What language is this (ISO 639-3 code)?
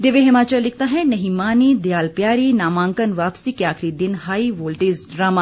hin